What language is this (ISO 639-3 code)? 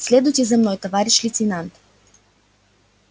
rus